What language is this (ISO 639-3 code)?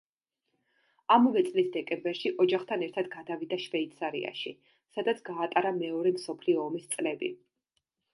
kat